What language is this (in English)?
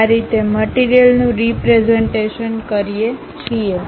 Gujarati